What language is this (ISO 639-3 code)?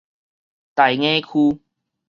nan